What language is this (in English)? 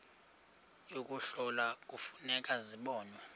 Xhosa